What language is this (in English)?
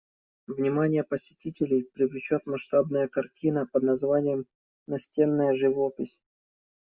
Russian